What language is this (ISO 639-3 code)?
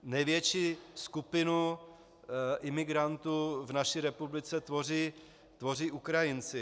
ces